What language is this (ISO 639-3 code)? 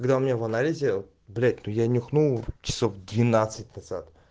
rus